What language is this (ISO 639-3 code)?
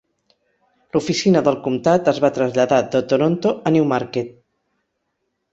cat